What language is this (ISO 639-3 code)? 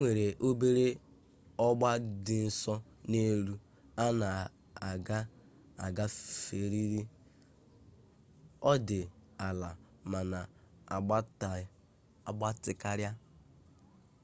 ibo